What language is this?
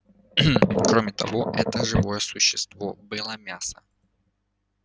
Russian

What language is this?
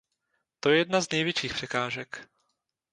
Czech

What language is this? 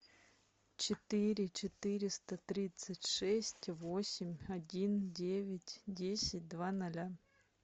Russian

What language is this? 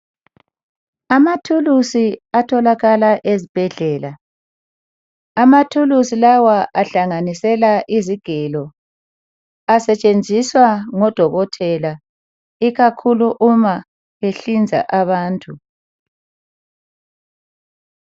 North Ndebele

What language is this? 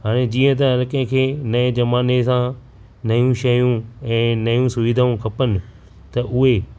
Sindhi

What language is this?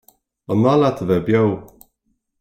Irish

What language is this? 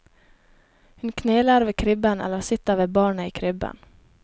Norwegian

